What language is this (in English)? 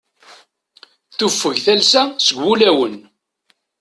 Kabyle